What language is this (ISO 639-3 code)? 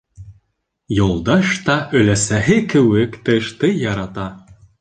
bak